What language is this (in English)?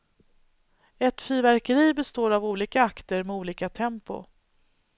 Swedish